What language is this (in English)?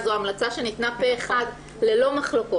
Hebrew